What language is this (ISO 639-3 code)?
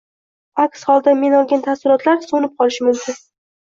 uzb